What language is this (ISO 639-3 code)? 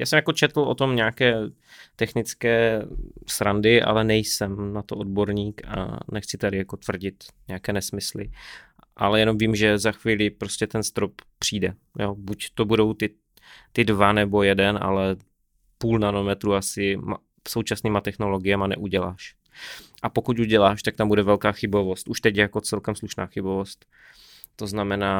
ces